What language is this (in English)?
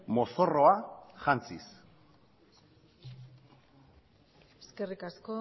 Basque